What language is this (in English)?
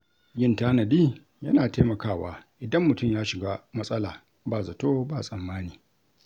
Hausa